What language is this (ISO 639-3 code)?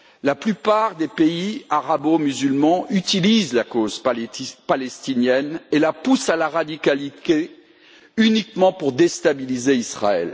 fra